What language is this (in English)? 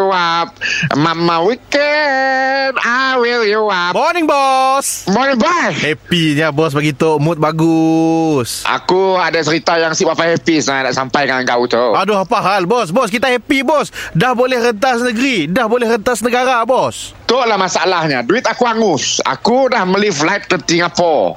Malay